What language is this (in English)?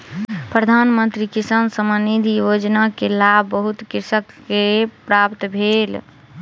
Maithili